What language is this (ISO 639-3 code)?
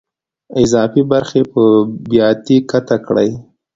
pus